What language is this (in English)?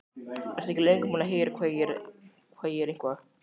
Icelandic